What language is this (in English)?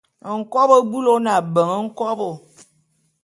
Bulu